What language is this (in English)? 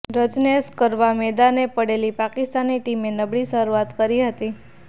Gujarati